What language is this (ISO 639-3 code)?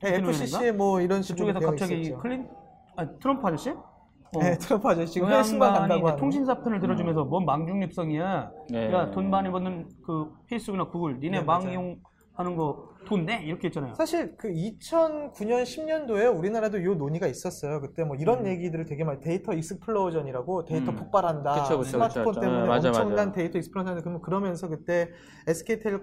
kor